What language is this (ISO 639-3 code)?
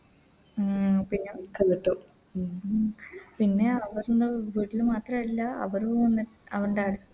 mal